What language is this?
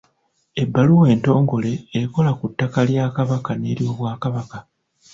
Ganda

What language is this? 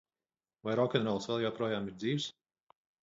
Latvian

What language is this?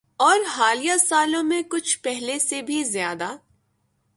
Urdu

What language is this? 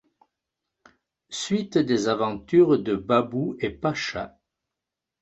French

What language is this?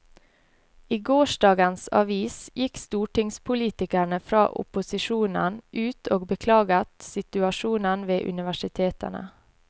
Norwegian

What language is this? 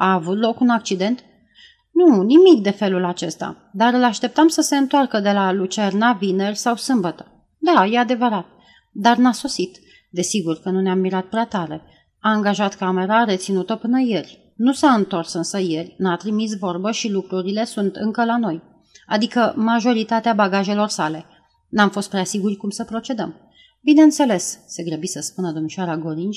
Romanian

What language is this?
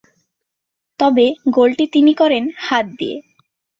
Bangla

